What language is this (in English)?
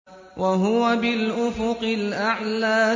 Arabic